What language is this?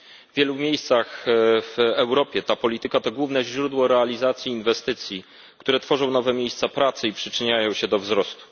Polish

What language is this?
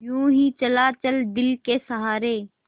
Hindi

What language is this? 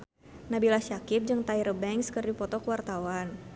Sundanese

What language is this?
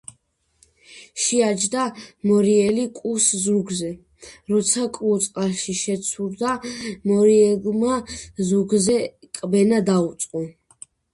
Georgian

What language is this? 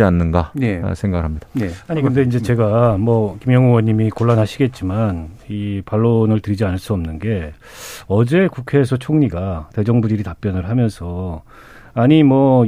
Korean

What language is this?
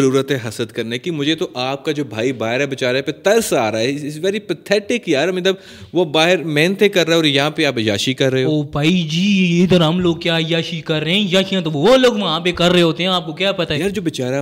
Urdu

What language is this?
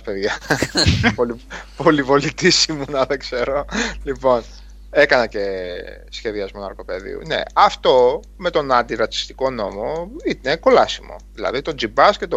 Greek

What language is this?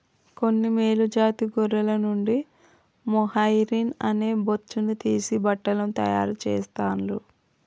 Telugu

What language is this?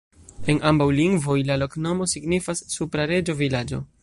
Esperanto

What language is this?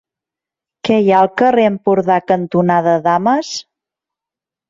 Catalan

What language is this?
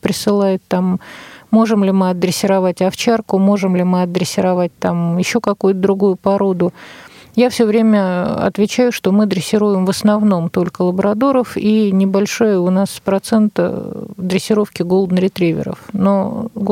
Russian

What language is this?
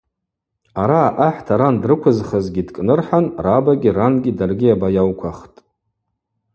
Abaza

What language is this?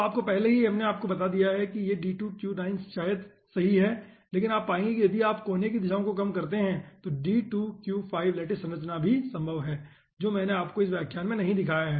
Hindi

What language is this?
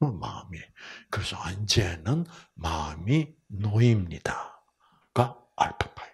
Korean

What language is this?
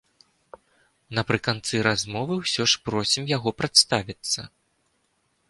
Belarusian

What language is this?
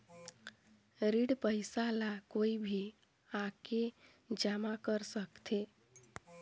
Chhattisgarhi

